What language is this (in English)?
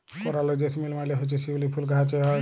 Bangla